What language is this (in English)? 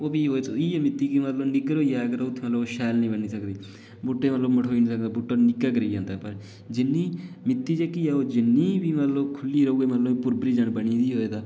Dogri